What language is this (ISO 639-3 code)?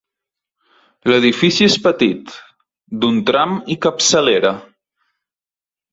cat